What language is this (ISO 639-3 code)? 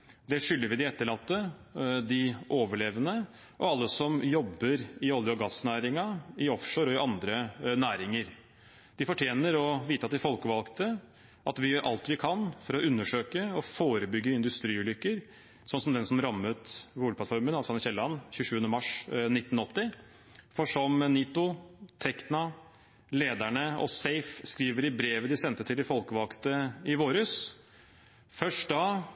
nob